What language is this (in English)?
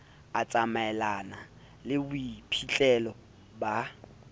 Southern Sotho